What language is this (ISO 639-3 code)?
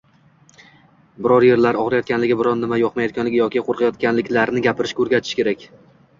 uzb